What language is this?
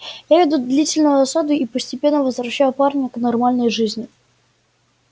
Russian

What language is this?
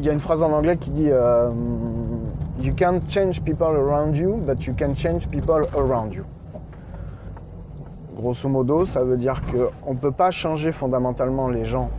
French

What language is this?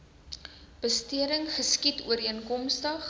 Afrikaans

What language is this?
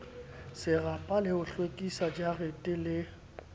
Southern Sotho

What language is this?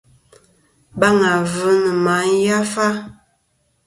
Kom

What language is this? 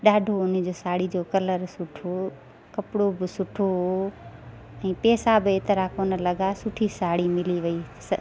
Sindhi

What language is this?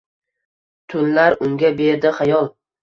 Uzbek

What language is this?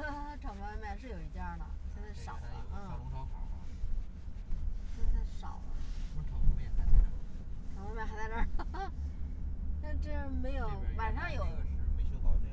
Chinese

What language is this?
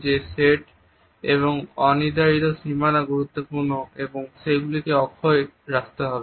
Bangla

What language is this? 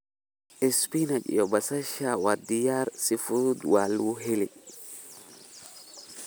Somali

